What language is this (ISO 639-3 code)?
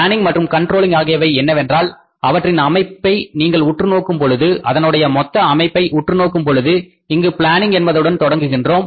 tam